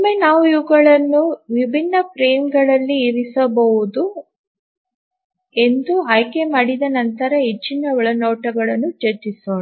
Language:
Kannada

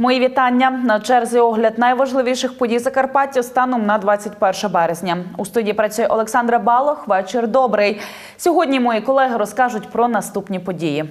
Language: Ukrainian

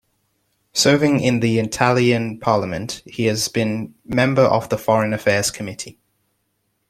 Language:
English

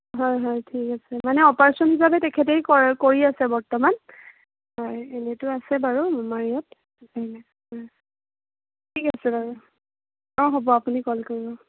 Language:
Assamese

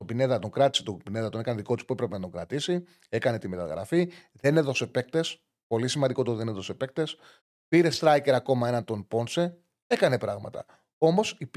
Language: Greek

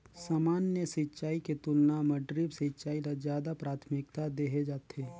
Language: Chhattisgarhi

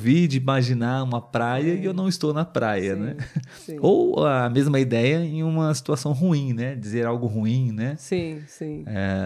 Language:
Portuguese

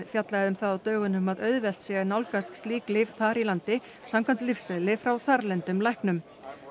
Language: Icelandic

